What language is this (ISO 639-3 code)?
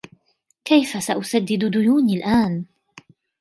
ara